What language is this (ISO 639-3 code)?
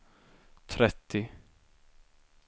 swe